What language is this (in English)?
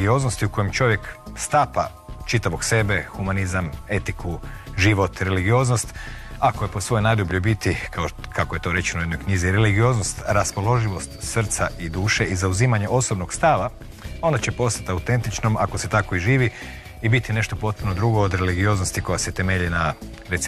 Croatian